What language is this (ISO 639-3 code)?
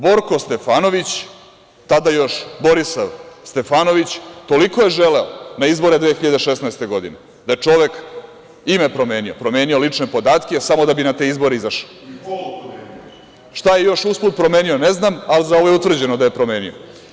srp